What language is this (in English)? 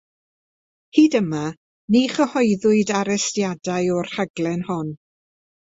Welsh